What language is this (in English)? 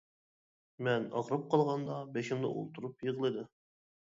Uyghur